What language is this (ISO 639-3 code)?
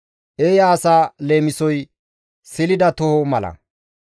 gmv